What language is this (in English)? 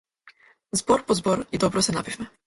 Macedonian